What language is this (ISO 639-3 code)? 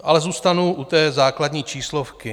ces